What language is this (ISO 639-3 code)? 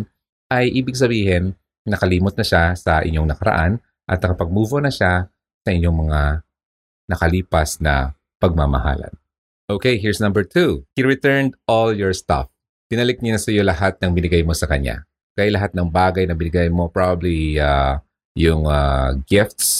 fil